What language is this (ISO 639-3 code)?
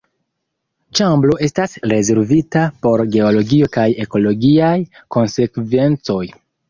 epo